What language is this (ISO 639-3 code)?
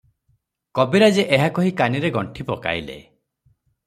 ori